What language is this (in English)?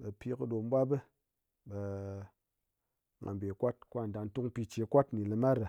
Ngas